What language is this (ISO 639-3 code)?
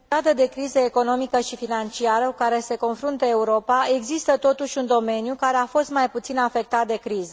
ron